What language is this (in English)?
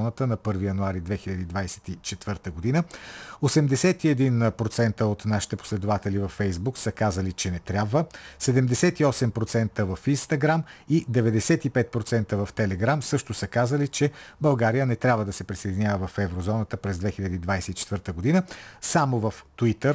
Bulgarian